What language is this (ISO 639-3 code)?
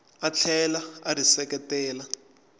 tso